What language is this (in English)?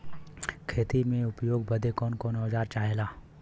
Bhojpuri